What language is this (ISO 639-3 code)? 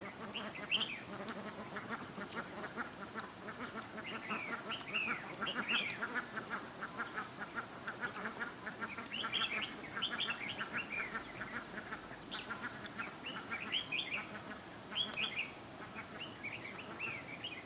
vie